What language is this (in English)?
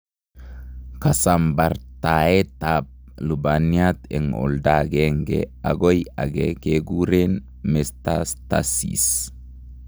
Kalenjin